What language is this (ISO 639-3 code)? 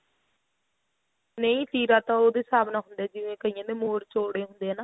pan